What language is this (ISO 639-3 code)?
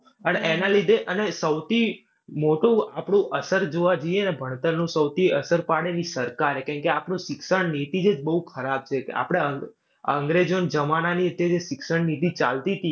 guj